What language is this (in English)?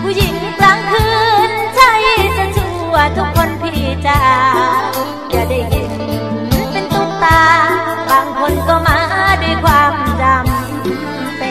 Thai